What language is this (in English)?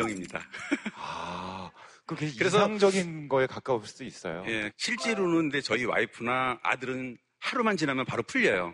Korean